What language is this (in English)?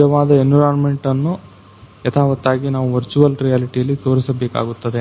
Kannada